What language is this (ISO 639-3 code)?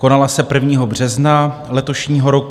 ces